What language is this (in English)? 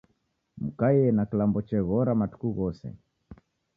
Taita